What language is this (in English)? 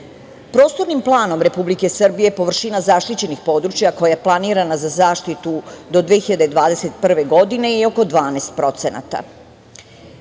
Serbian